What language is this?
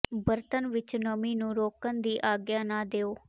Punjabi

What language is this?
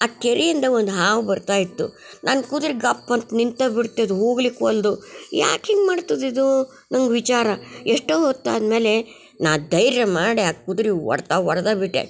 Kannada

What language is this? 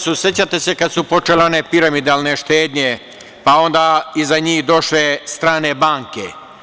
Serbian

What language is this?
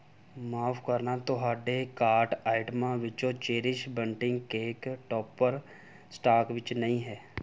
Punjabi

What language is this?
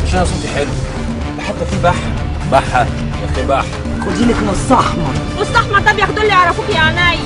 Arabic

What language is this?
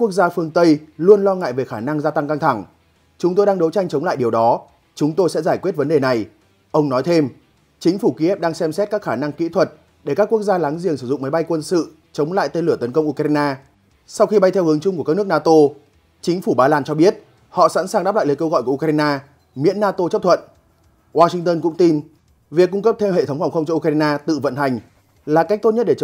Vietnamese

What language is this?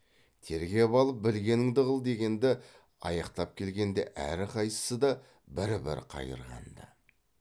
Kazakh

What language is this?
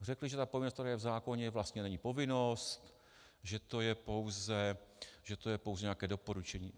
Czech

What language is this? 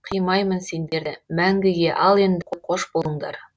Kazakh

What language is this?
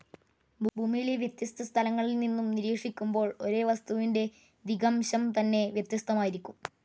Malayalam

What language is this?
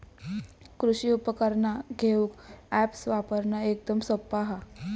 Marathi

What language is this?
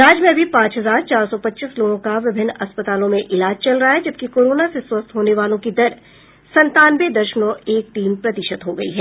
Hindi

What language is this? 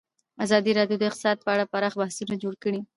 Pashto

